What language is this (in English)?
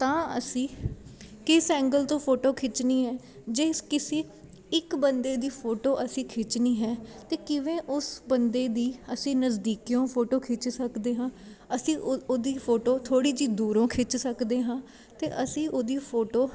Punjabi